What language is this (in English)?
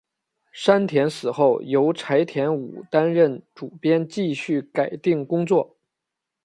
Chinese